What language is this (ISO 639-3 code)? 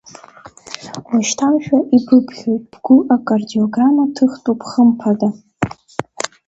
abk